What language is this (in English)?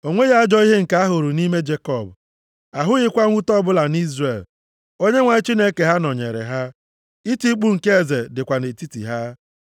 Igbo